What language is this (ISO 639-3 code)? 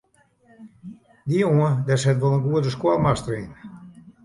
fry